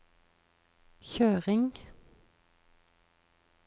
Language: Norwegian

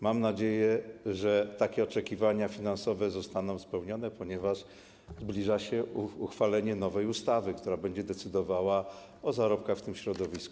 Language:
Polish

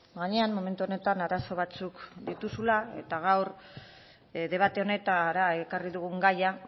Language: Basque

